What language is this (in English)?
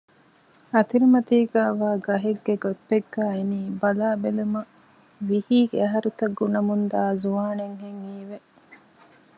Divehi